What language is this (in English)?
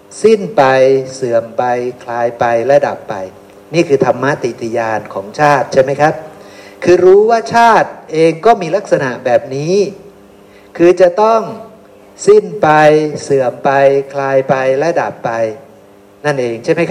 Thai